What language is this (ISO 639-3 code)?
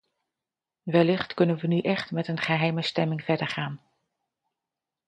nld